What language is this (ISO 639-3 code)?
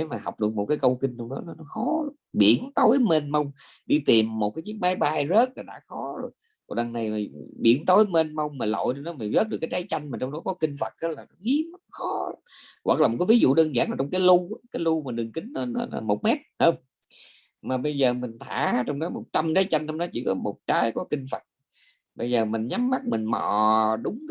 vie